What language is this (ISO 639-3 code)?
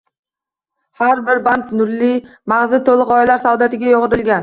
uzb